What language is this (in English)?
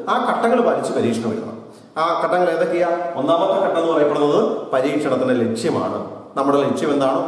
Indonesian